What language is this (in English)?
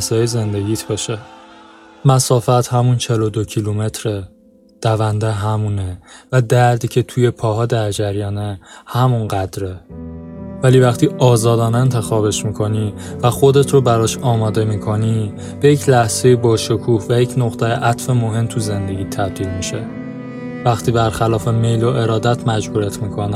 Persian